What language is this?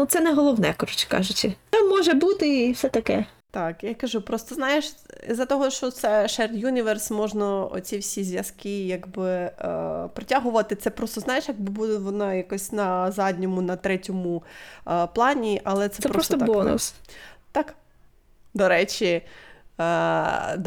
Ukrainian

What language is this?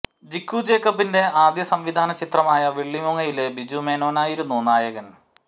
Malayalam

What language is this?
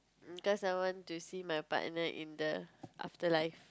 English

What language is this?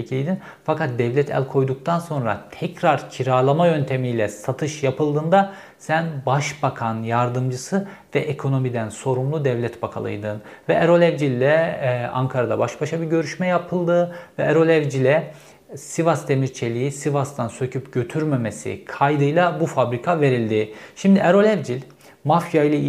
Turkish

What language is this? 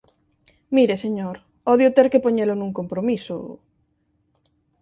Galician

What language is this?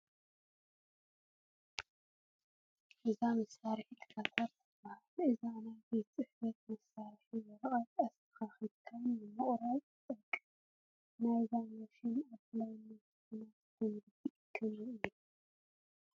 Tigrinya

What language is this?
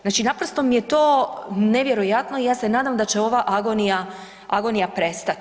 Croatian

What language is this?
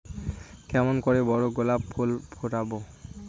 Bangla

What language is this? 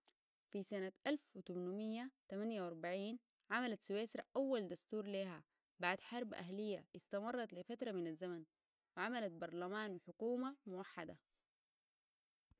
Sudanese Arabic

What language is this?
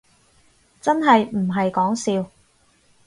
Cantonese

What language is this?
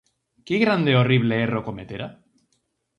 Galician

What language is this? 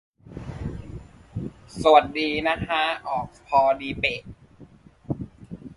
Thai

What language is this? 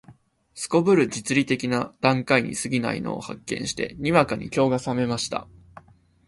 Japanese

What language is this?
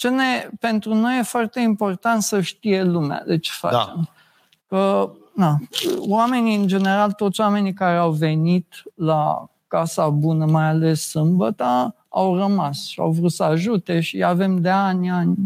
Romanian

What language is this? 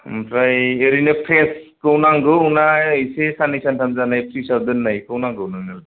Bodo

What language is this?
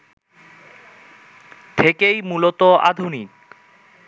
Bangla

